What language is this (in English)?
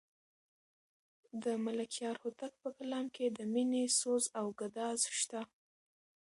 Pashto